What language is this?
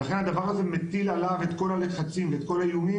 Hebrew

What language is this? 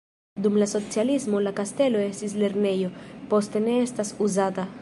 Esperanto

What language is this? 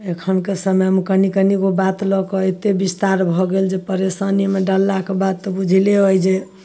Maithili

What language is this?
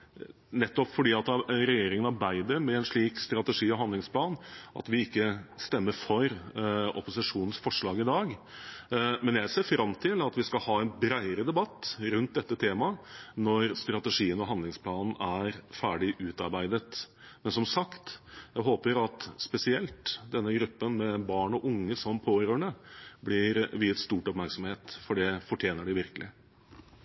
Norwegian Bokmål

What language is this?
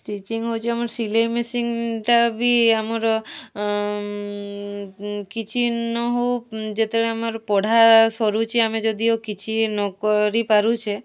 Odia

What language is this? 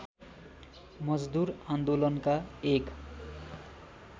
Nepali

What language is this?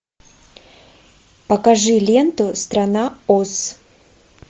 Russian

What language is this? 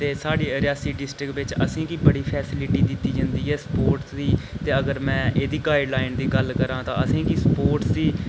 Dogri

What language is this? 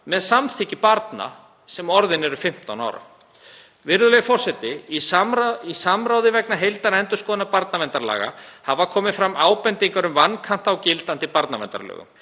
Icelandic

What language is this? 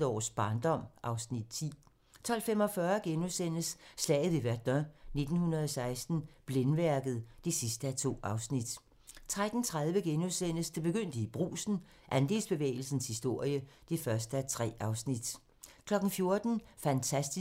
Danish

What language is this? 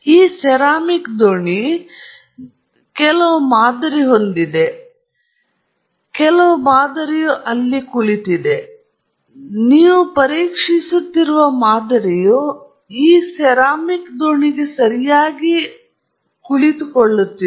Kannada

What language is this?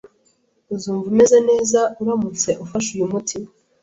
Kinyarwanda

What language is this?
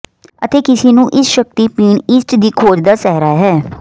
Punjabi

